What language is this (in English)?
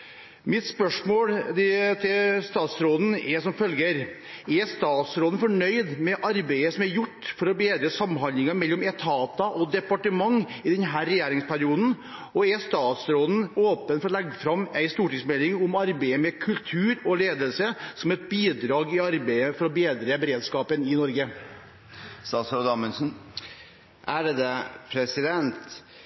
Norwegian Bokmål